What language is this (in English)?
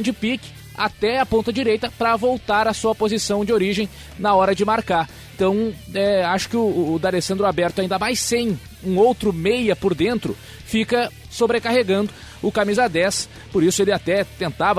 Portuguese